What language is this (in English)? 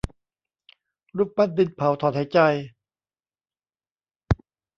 Thai